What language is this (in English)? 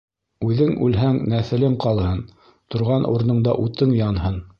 Bashkir